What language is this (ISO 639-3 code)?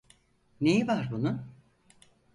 tur